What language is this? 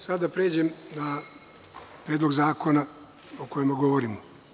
Serbian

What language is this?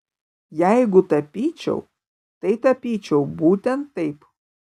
Lithuanian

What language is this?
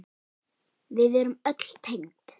Icelandic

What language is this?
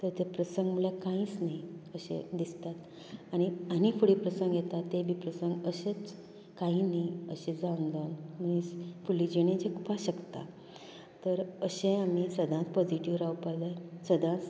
Konkani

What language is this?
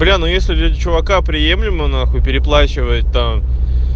Russian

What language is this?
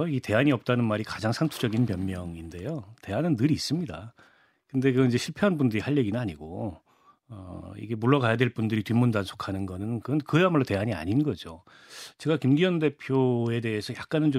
Korean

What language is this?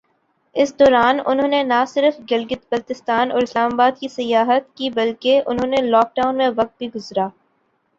Urdu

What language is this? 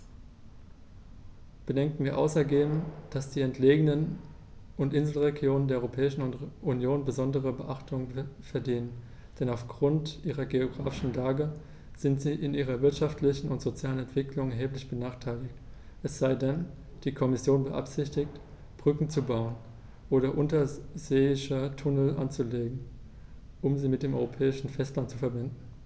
German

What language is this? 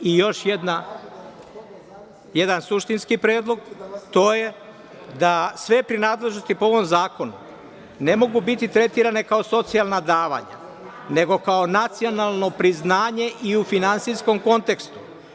Serbian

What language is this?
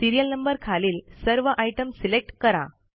Marathi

